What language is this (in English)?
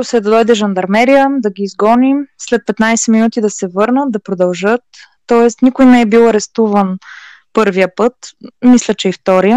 Bulgarian